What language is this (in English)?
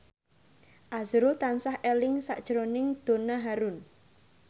Javanese